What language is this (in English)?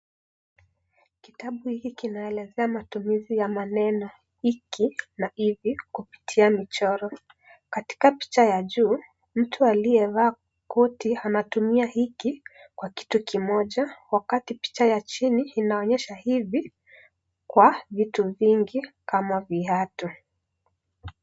Swahili